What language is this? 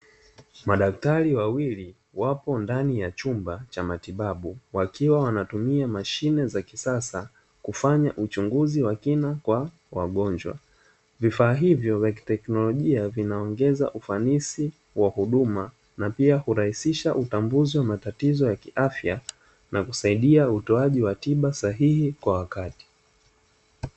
Swahili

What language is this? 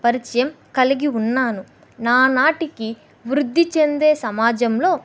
Telugu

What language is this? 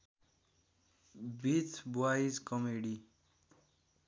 Nepali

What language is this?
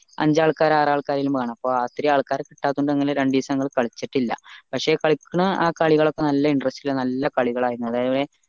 Malayalam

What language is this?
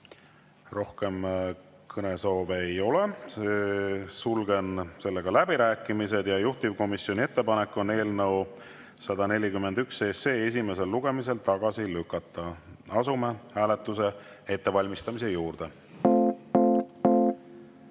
Estonian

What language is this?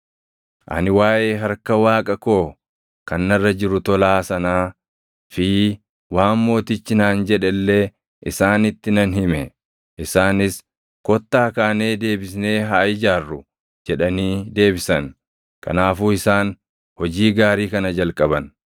Oromo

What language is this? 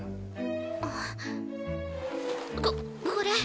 Japanese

